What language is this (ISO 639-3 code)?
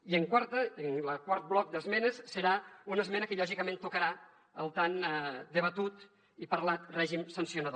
cat